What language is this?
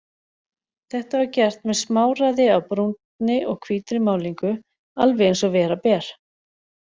Icelandic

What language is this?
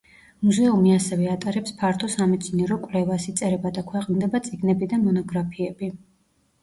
Georgian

